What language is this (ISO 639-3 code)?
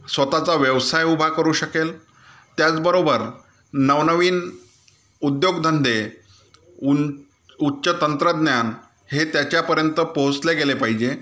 mar